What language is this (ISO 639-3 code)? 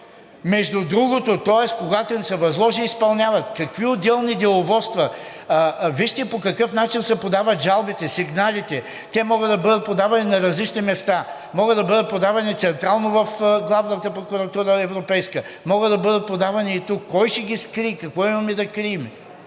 bul